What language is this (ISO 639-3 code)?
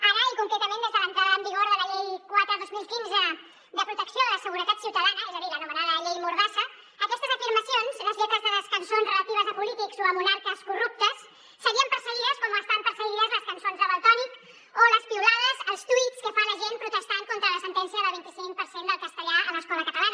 cat